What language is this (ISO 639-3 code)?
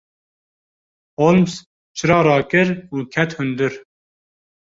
kur